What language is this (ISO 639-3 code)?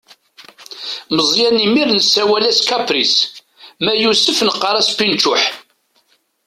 kab